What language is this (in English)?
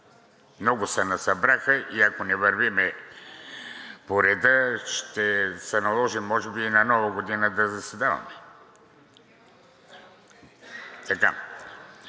Bulgarian